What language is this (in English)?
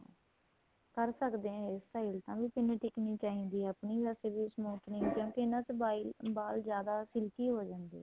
Punjabi